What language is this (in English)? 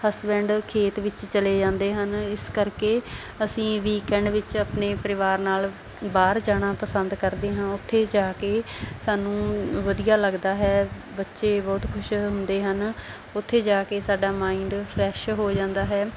Punjabi